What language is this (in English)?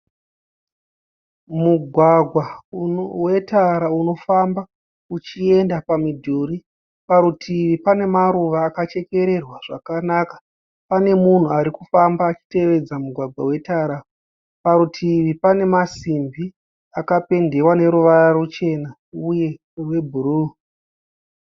Shona